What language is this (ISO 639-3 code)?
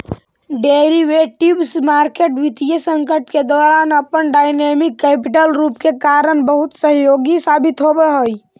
mag